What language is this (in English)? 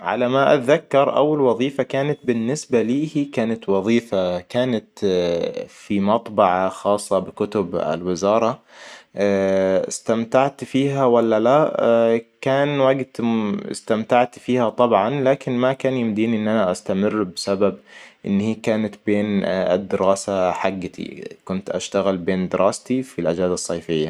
Hijazi Arabic